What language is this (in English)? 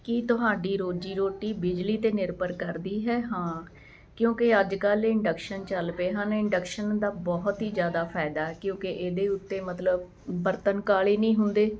Punjabi